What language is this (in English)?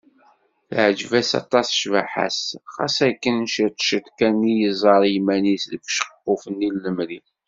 Kabyle